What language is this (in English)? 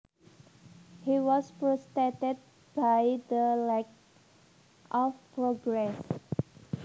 Javanese